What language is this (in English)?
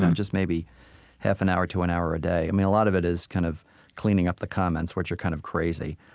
English